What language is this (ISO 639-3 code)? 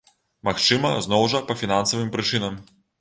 bel